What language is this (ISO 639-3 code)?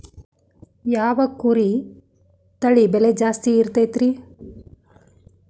kan